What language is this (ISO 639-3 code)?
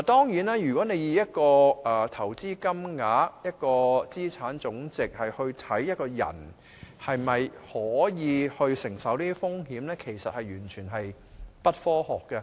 yue